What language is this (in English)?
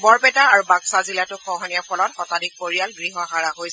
Assamese